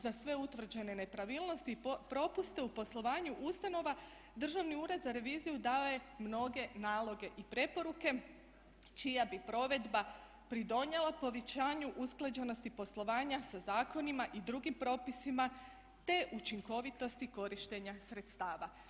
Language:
Croatian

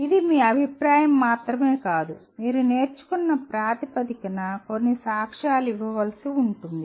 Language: Telugu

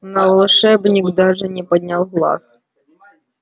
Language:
Russian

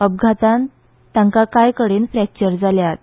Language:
Konkani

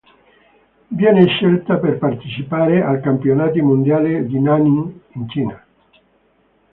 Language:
Italian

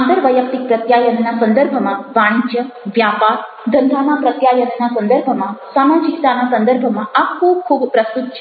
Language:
Gujarati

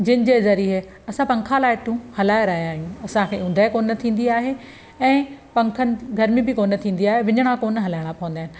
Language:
Sindhi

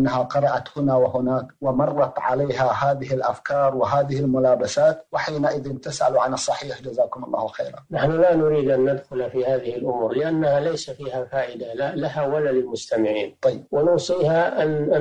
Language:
Arabic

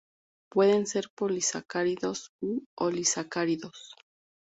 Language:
Spanish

